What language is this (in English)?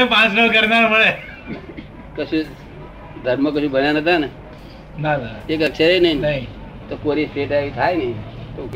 Gujarati